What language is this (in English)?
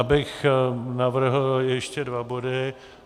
Czech